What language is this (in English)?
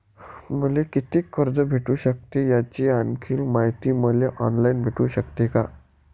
Marathi